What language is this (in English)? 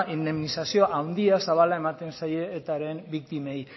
Basque